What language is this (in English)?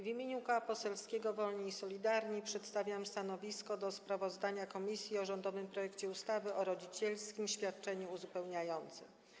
Polish